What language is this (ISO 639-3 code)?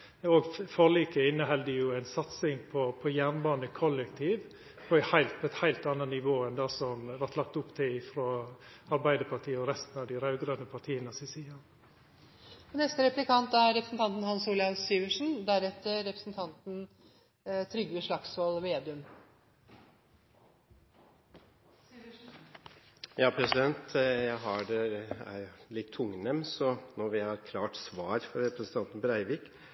nor